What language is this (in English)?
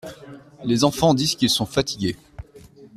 French